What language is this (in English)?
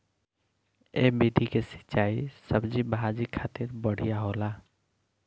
Bhojpuri